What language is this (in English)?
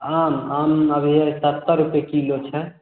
Maithili